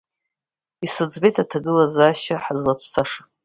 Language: Abkhazian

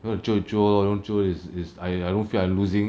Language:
English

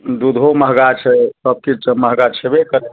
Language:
Maithili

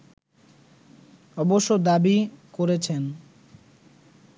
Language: Bangla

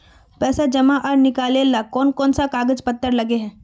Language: Magahi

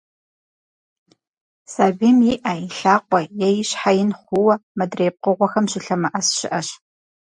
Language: Kabardian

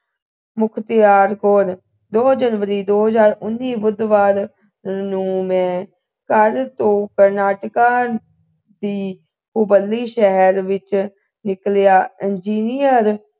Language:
Punjabi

